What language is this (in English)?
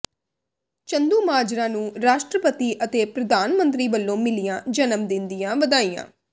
Punjabi